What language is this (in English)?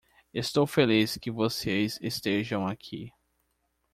Portuguese